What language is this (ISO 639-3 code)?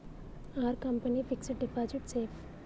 tel